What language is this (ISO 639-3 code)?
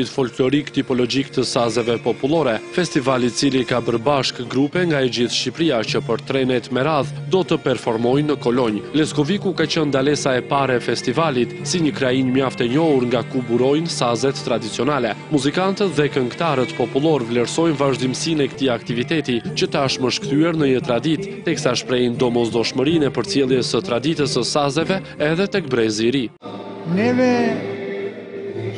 ron